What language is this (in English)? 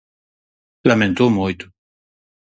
Galician